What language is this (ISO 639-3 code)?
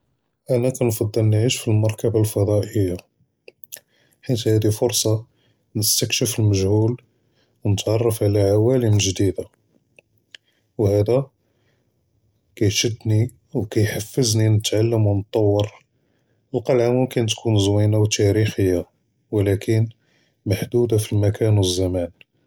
jrb